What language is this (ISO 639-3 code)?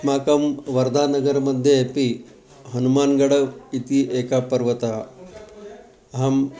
san